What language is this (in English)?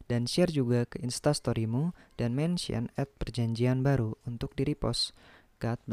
Indonesian